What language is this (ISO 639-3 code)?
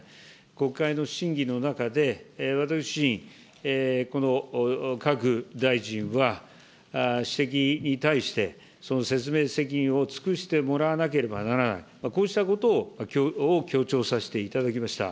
jpn